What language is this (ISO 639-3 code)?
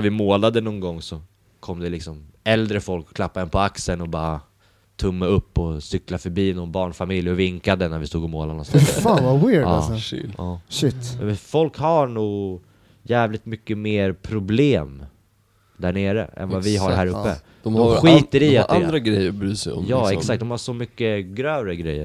swe